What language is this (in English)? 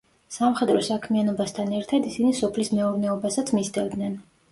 Georgian